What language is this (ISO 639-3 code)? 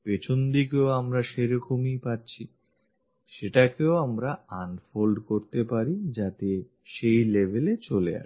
ben